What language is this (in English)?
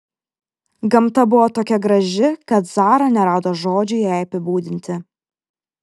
Lithuanian